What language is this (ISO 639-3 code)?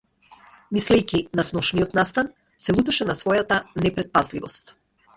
mkd